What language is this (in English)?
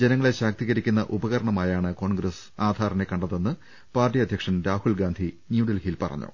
Malayalam